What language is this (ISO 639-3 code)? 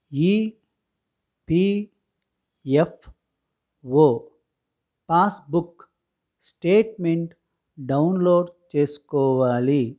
tel